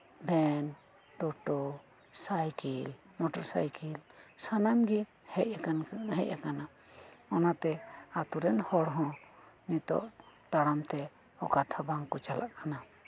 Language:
Santali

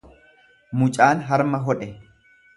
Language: Oromo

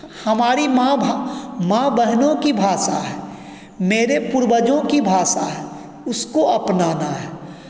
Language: Hindi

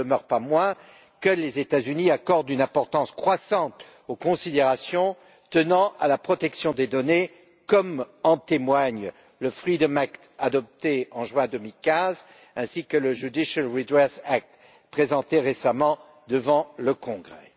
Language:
French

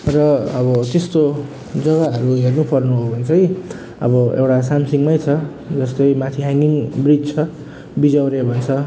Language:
Nepali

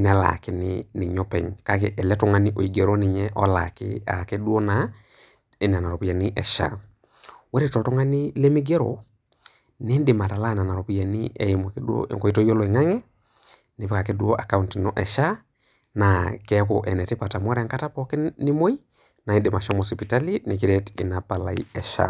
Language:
Masai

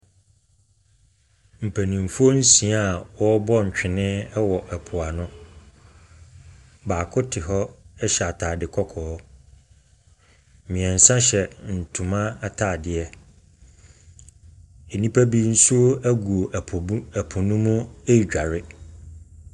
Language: Akan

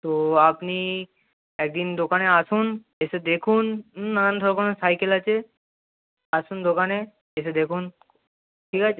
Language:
Bangla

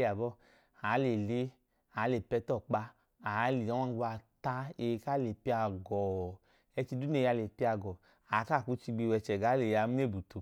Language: Idoma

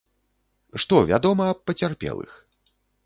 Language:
Belarusian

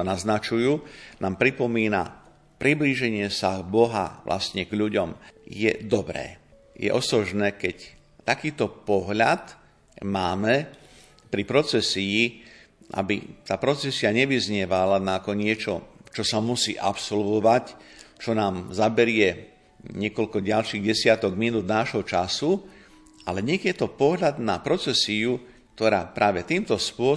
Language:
Slovak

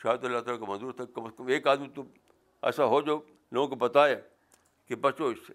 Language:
Urdu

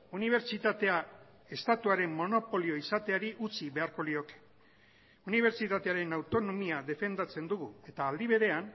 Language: Basque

